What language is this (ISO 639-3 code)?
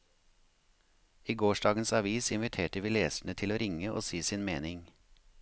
nor